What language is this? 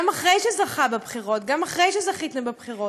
Hebrew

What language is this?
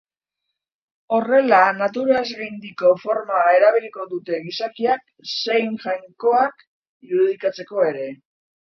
Basque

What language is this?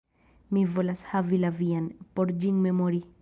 Esperanto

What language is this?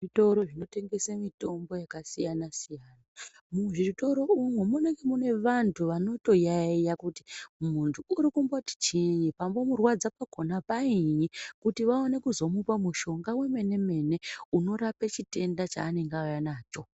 Ndau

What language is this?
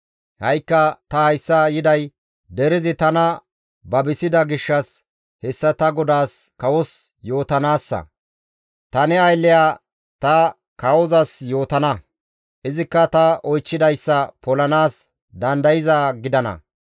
Gamo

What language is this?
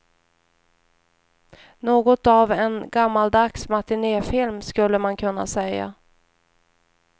Swedish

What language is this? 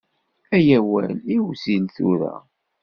Kabyle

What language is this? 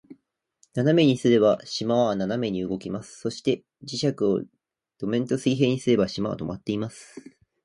Japanese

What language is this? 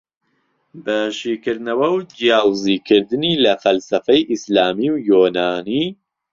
Central Kurdish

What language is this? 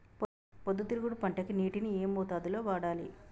Telugu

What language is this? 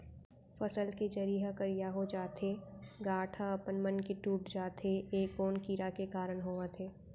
Chhattisgarhi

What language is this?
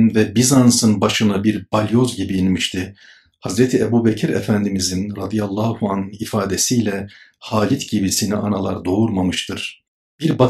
Turkish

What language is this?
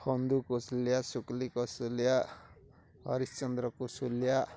Odia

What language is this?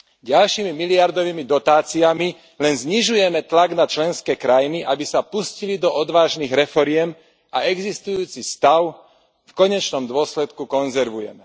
Slovak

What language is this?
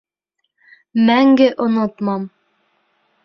Bashkir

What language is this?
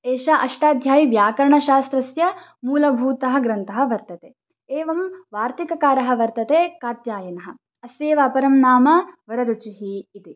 Sanskrit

